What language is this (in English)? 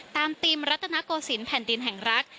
Thai